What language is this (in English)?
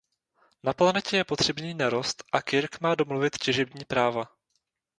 Czech